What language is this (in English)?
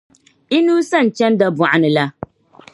Dagbani